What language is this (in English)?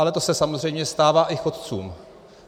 Czech